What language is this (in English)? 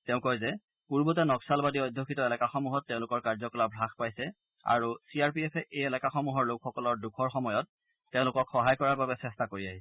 Assamese